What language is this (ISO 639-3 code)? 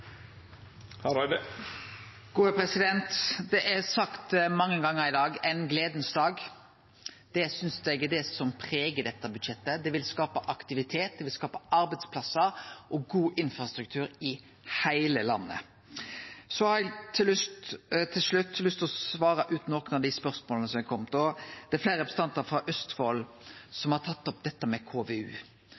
nno